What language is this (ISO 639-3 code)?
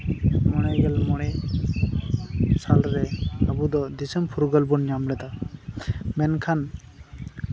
sat